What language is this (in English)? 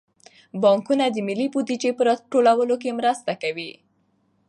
Pashto